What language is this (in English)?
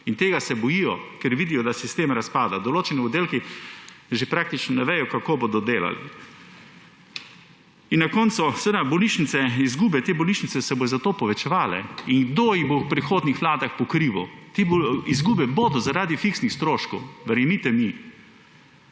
Slovenian